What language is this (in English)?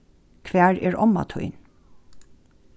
Faroese